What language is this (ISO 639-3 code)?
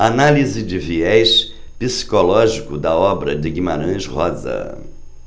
por